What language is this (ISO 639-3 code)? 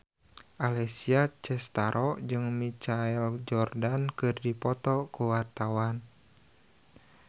sun